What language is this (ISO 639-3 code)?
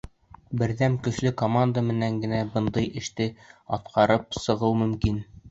bak